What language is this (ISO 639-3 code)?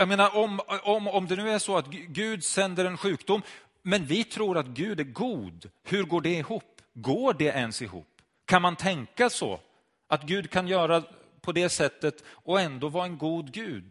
swe